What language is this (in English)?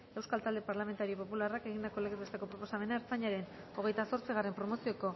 Basque